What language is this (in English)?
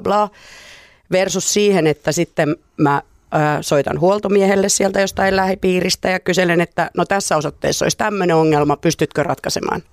Finnish